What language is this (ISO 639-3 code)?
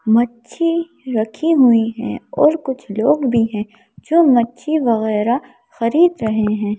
hin